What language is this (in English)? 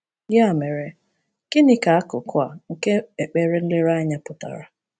Igbo